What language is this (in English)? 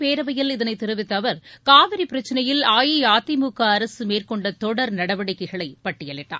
Tamil